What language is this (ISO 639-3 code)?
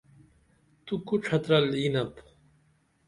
dml